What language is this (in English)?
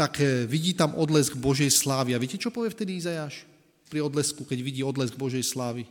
Slovak